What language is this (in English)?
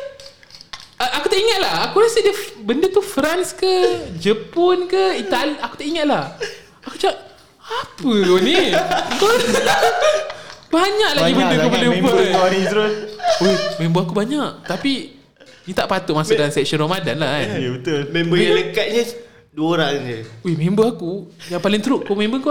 Malay